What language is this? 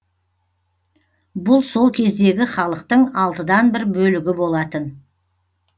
Kazakh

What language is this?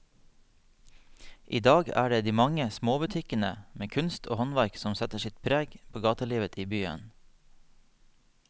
Norwegian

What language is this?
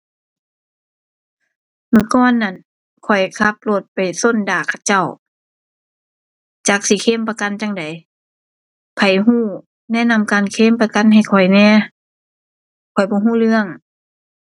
Thai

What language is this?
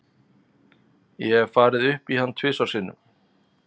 Icelandic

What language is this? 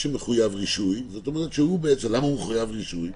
Hebrew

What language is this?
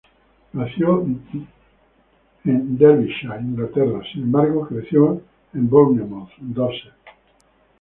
Spanish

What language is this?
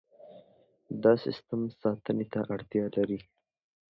Pashto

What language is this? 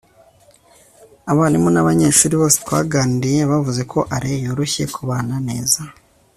Kinyarwanda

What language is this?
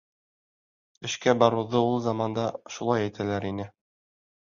Bashkir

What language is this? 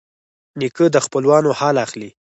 Pashto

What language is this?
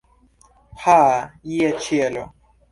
Esperanto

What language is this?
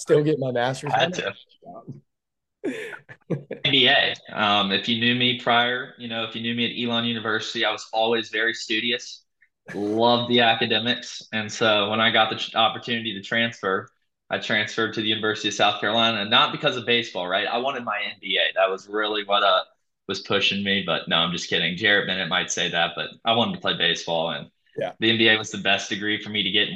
English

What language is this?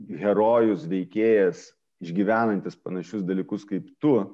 Lithuanian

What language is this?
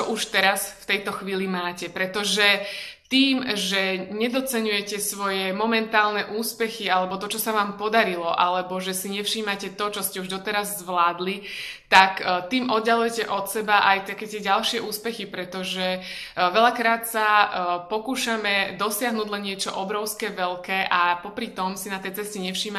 Slovak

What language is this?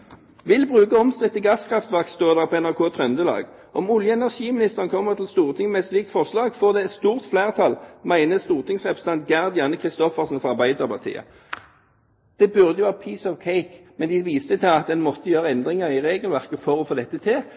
Norwegian Bokmål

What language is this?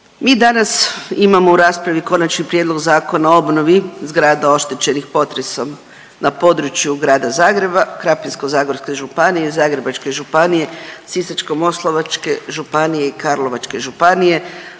Croatian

